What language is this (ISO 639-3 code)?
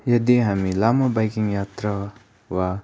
nep